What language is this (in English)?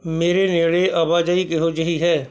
Punjabi